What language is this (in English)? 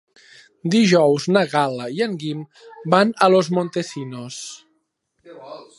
Catalan